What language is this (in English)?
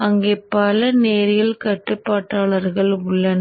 Tamil